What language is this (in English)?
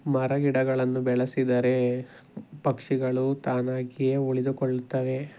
Kannada